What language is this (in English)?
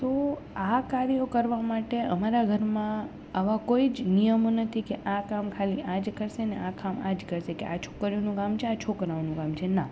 Gujarati